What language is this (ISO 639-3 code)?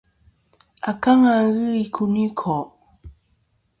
bkm